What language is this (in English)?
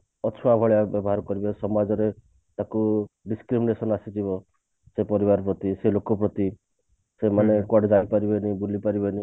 Odia